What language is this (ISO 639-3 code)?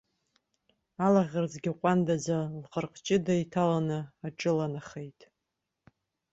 abk